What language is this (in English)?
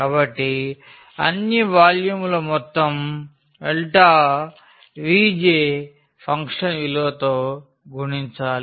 Telugu